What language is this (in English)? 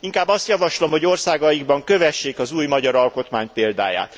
Hungarian